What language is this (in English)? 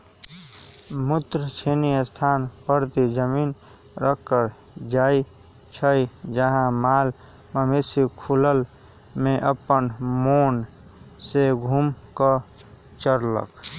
Magahi